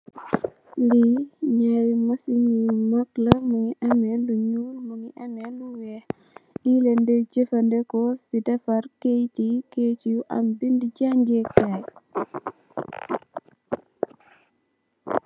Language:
Wolof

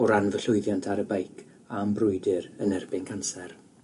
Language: Welsh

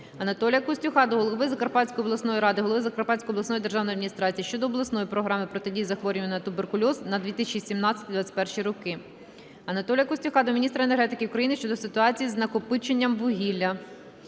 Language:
Ukrainian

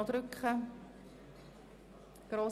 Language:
Swiss German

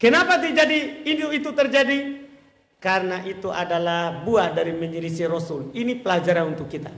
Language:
Indonesian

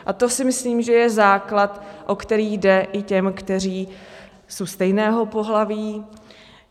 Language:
Czech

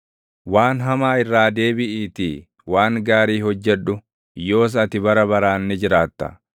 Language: Oromo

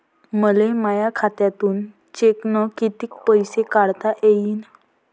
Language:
Marathi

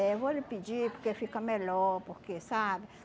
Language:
Portuguese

